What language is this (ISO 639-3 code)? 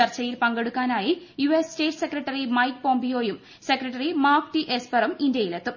mal